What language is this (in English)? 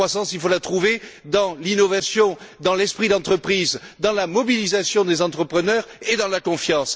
French